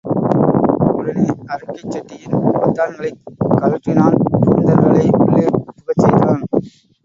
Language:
Tamil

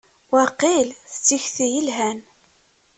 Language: Kabyle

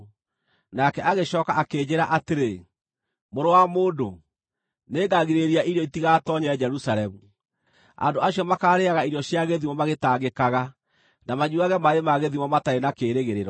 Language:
Kikuyu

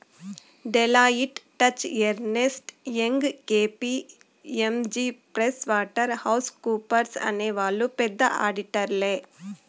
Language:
Telugu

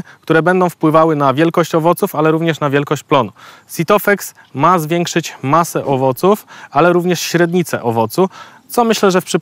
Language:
Polish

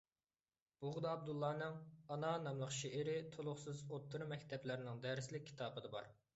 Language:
Uyghur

